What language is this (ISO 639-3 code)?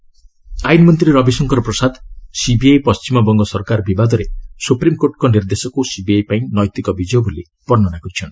ori